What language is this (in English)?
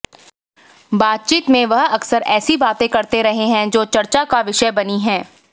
Hindi